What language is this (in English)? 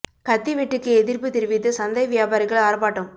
Tamil